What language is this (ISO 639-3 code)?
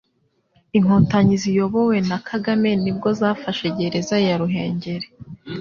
kin